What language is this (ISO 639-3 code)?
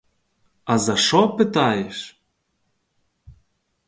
ukr